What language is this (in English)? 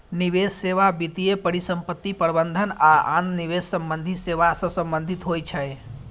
Maithili